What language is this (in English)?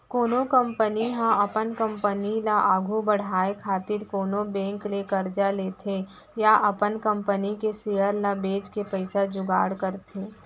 Chhattisgarhi